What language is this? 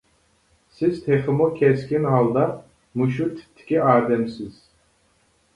Uyghur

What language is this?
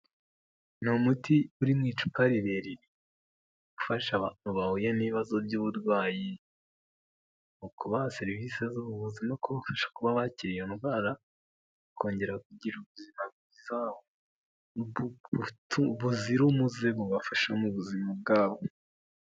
Kinyarwanda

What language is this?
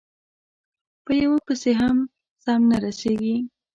Pashto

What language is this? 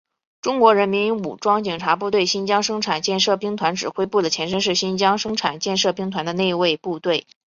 Chinese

